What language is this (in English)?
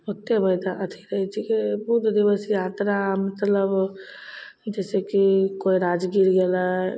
Maithili